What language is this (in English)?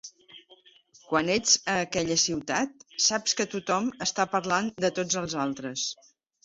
Catalan